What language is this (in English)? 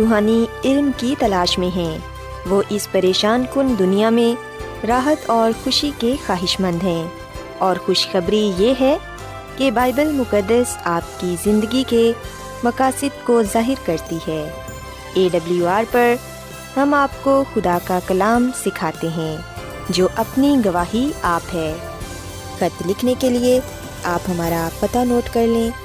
Urdu